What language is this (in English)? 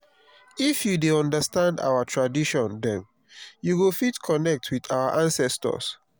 Nigerian Pidgin